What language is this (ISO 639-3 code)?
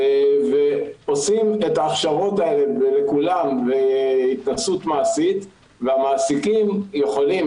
heb